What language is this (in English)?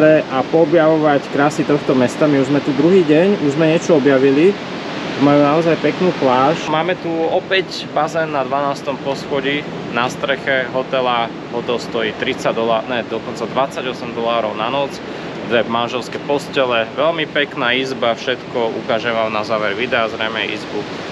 Slovak